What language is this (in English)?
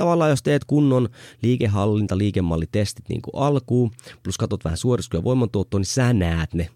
Finnish